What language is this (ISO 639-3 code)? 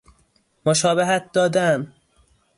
fas